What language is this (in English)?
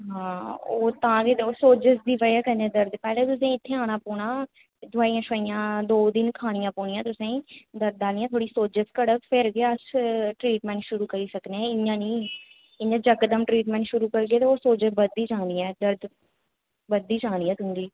Dogri